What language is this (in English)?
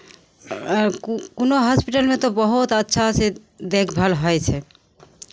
Maithili